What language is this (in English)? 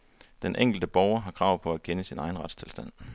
Danish